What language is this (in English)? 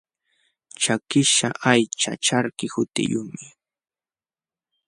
Jauja Wanca Quechua